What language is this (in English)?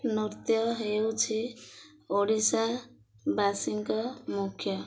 Odia